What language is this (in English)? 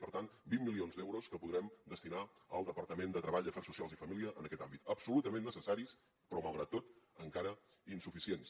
Catalan